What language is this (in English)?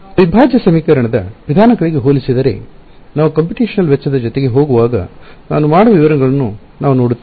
Kannada